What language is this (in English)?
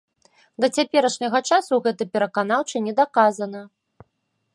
Belarusian